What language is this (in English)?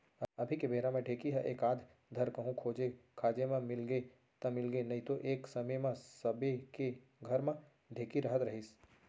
Chhattisgarhi